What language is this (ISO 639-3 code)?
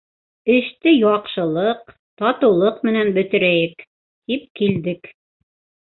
bak